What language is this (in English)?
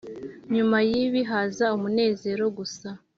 Kinyarwanda